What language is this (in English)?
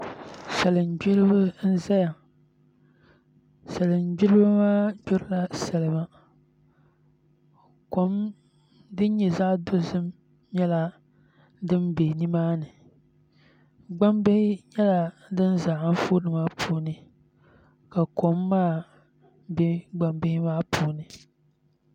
Dagbani